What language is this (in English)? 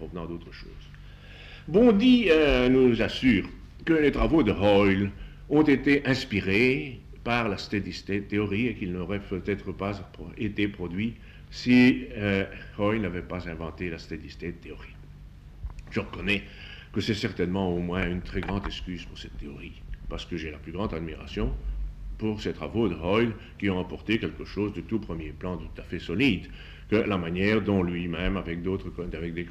French